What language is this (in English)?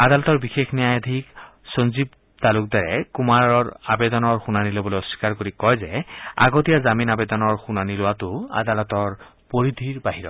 Assamese